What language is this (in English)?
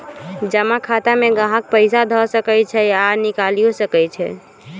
Magahi